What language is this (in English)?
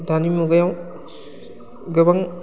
Bodo